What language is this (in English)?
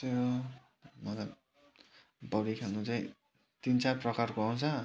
Nepali